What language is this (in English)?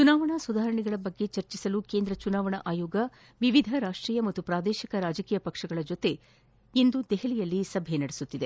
Kannada